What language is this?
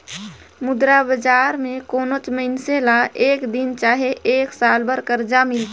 Chhattisgarhi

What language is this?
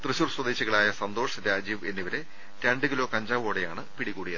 Malayalam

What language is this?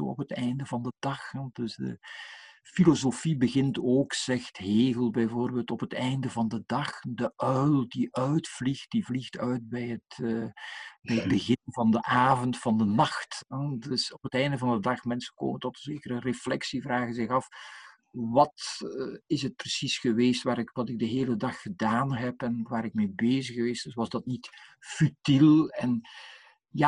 Dutch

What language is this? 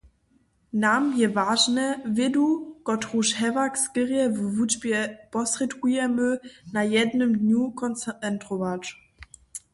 Upper Sorbian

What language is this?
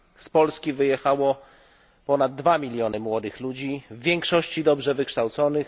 Polish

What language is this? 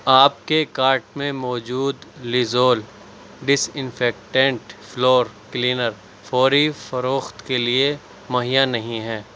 Urdu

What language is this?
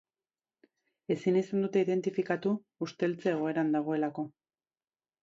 Basque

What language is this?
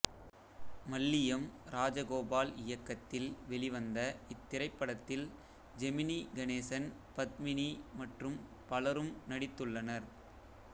Tamil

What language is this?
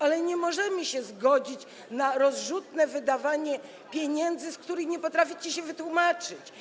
Polish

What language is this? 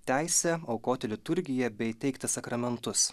Lithuanian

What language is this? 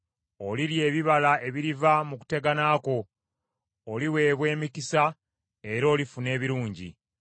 Ganda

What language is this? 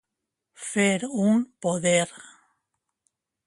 Catalan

